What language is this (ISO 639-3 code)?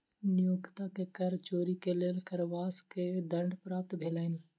mai